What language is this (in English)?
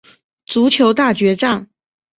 Chinese